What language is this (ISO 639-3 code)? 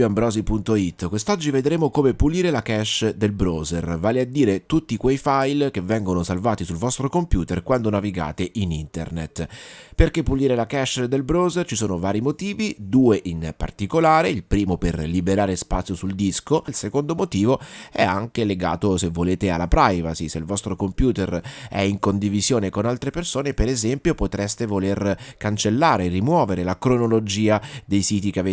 ita